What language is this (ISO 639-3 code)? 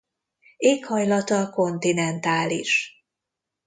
hun